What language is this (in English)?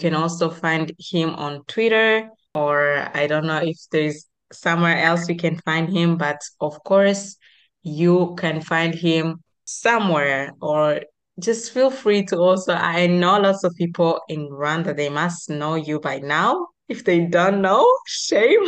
English